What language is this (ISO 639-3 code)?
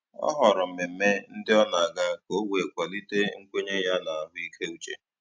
ibo